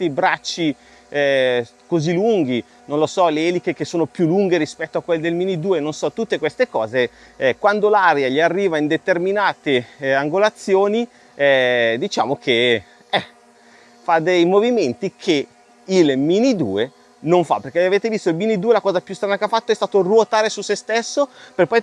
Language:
Italian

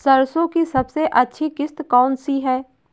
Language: Hindi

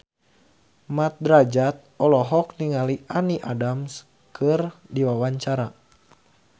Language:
Sundanese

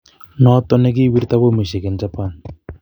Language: Kalenjin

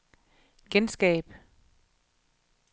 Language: Danish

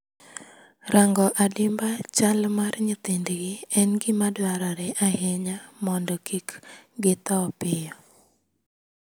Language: Luo (Kenya and Tanzania)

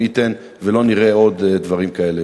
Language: Hebrew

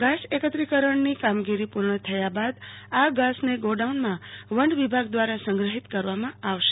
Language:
Gujarati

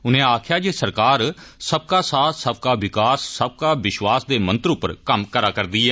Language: Dogri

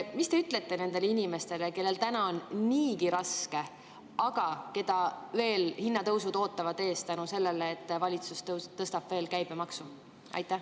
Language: Estonian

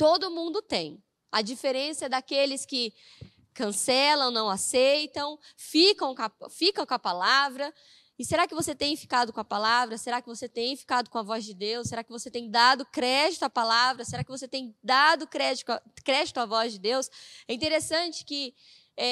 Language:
Portuguese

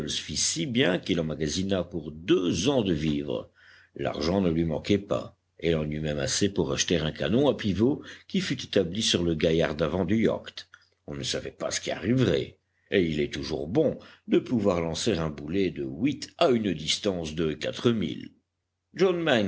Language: French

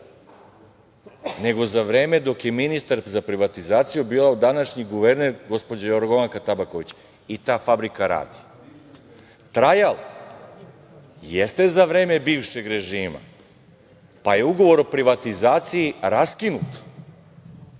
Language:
Serbian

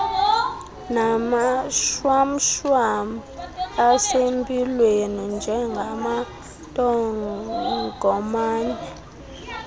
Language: Xhosa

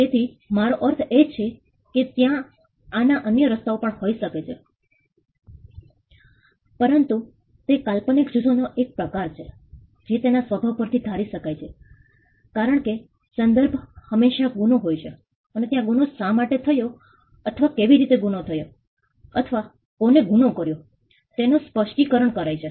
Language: Gujarati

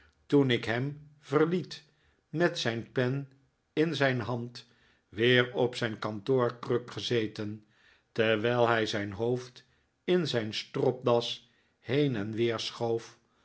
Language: Dutch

